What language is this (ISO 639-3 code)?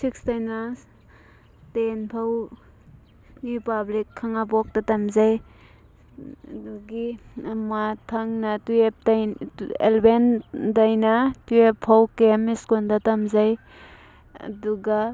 mni